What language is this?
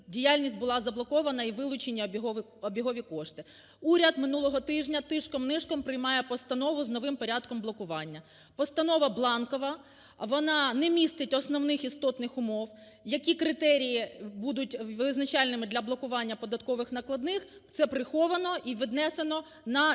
Ukrainian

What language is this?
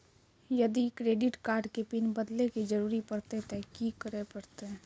Maithili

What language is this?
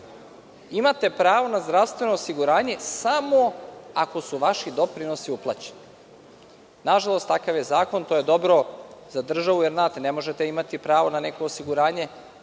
Serbian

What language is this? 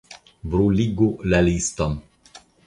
Esperanto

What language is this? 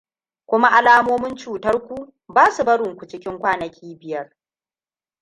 Hausa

